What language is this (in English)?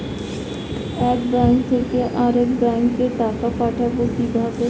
Bangla